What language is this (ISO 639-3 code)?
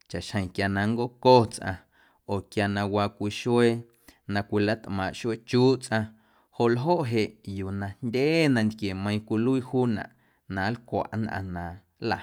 amu